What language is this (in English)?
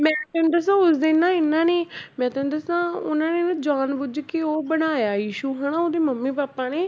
Punjabi